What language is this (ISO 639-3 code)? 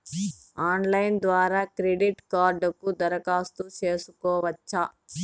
tel